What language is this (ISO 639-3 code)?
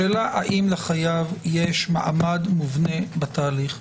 heb